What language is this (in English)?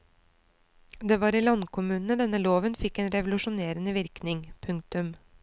Norwegian